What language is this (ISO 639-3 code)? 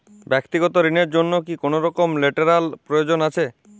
ben